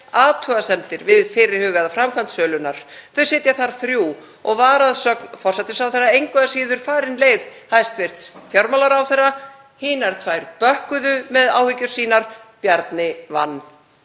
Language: Icelandic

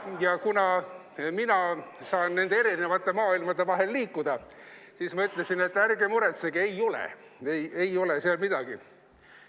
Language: Estonian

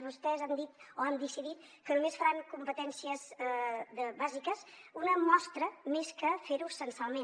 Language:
Catalan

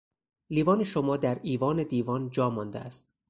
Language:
Persian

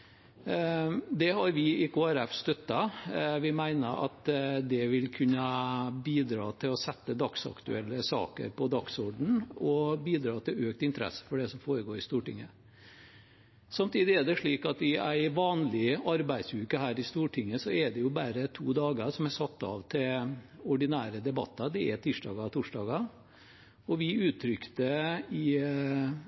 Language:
Norwegian Bokmål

